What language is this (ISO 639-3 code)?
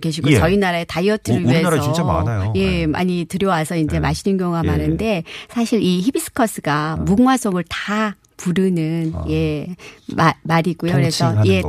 kor